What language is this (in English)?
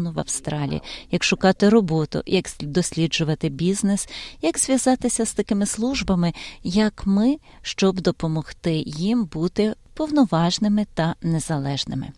Ukrainian